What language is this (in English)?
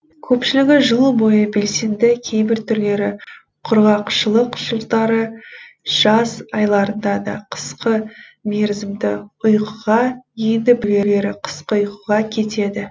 Kazakh